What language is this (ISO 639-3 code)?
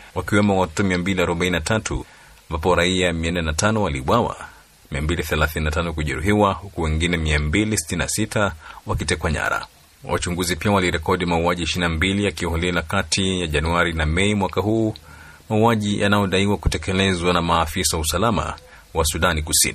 swa